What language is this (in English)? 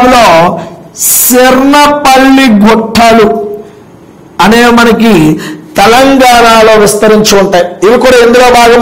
Hindi